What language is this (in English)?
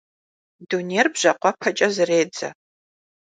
Kabardian